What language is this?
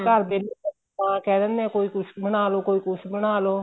Punjabi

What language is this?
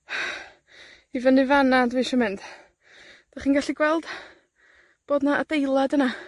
Welsh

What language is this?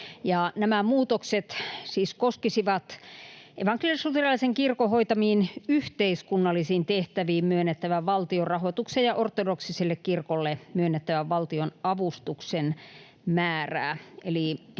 Finnish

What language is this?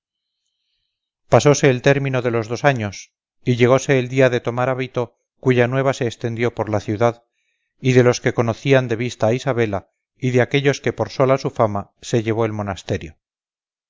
Spanish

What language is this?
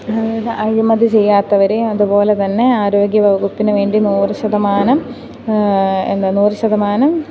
Malayalam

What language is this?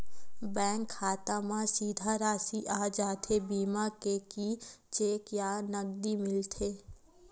Chhattisgarhi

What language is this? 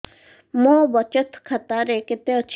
Odia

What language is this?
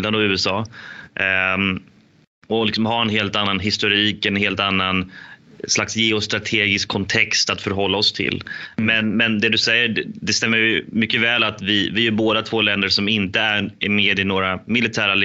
Swedish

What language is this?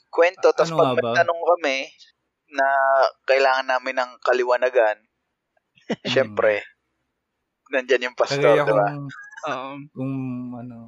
Filipino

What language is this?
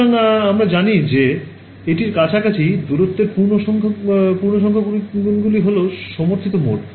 Bangla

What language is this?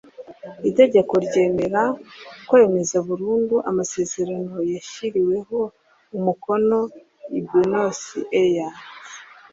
Kinyarwanda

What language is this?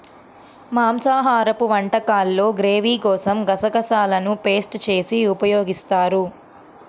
Telugu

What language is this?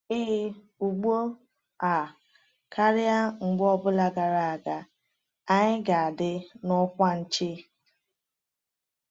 Igbo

